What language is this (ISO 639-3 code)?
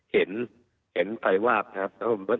tha